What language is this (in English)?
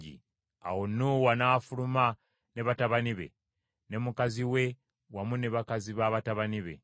Ganda